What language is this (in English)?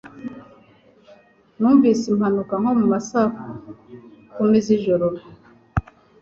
Kinyarwanda